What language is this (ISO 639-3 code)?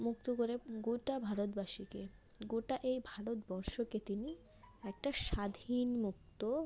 ben